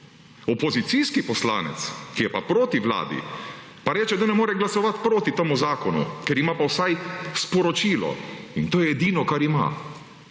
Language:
Slovenian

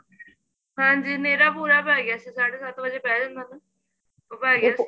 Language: Punjabi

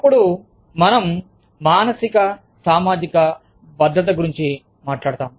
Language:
Telugu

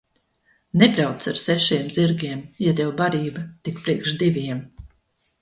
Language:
Latvian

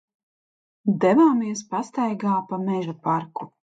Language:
Latvian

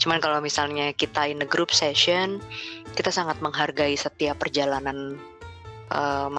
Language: Indonesian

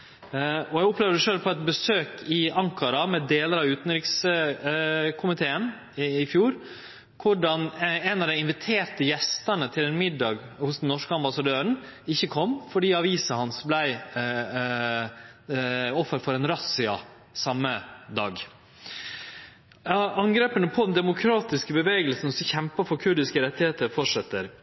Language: Norwegian Nynorsk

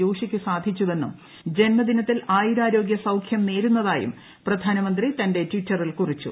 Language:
Malayalam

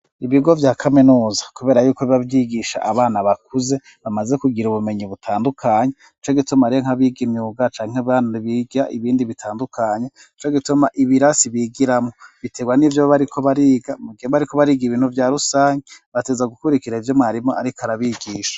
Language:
Rundi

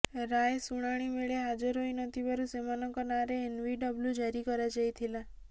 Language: Odia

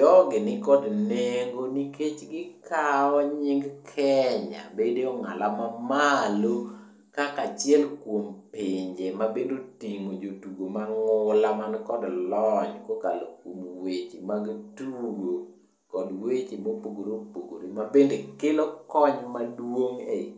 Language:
Luo (Kenya and Tanzania)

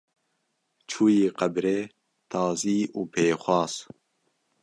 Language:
Kurdish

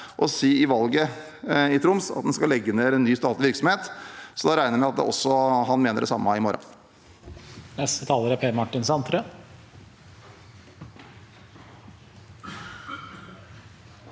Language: Norwegian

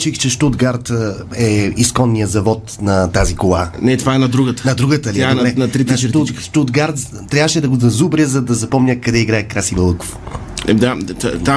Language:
Bulgarian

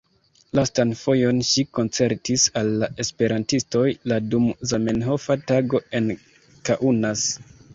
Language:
Esperanto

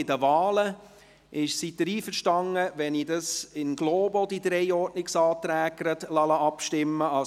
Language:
Swiss German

